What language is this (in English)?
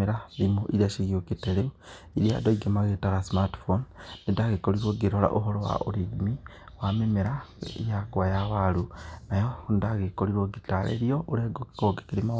Kikuyu